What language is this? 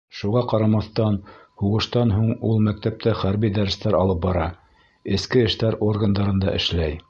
Bashkir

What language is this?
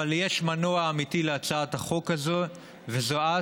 Hebrew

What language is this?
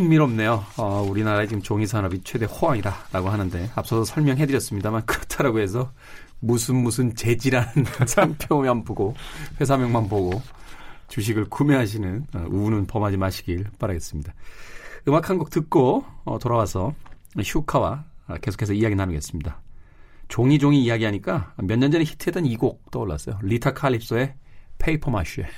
Korean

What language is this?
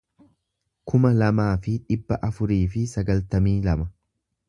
Oromo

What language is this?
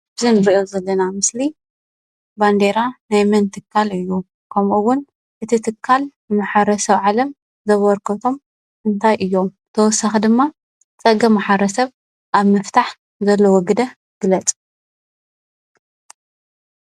Tigrinya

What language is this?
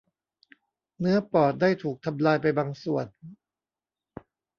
Thai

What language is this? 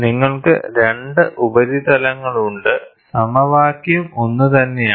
Malayalam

